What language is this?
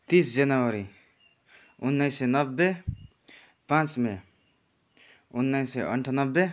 Nepali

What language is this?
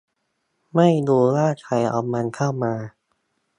Thai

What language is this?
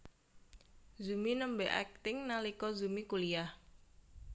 Javanese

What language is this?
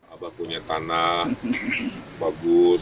Indonesian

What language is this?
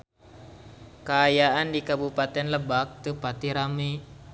Sundanese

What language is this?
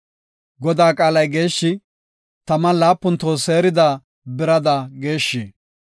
Gofa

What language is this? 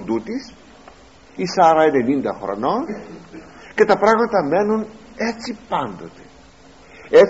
Greek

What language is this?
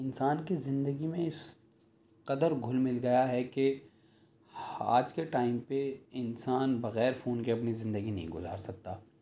Urdu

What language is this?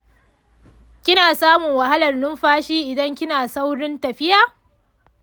Hausa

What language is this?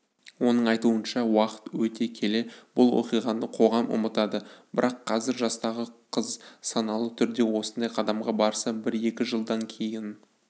Kazakh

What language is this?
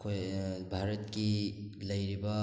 Manipuri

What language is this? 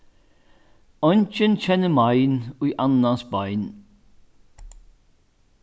Faroese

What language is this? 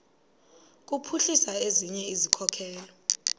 Xhosa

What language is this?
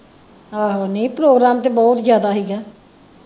Punjabi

